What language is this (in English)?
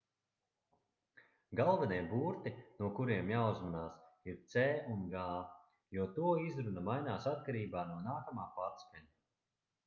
Latvian